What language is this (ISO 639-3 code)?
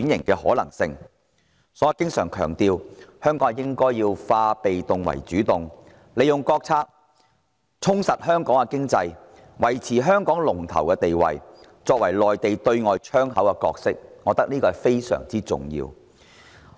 yue